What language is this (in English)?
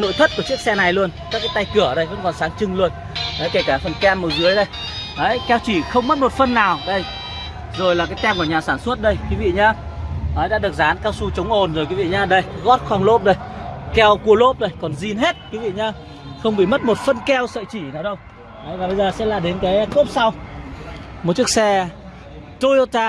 Vietnamese